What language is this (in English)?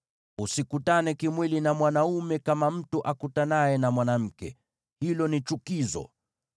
Swahili